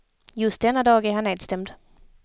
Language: Swedish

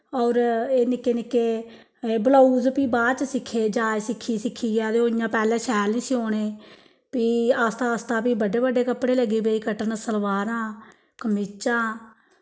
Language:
Dogri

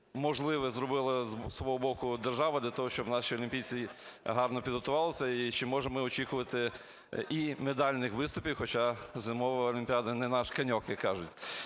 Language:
Ukrainian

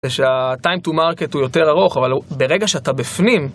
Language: Hebrew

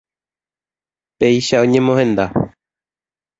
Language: Guarani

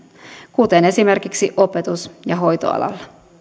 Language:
Finnish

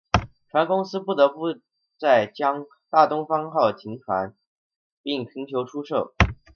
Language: Chinese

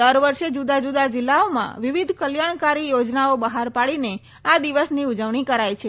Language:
Gujarati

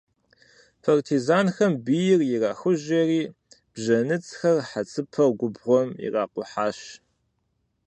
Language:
Kabardian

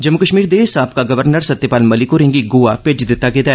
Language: Dogri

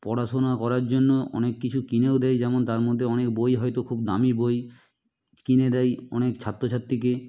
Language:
Bangla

